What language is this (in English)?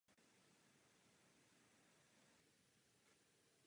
Czech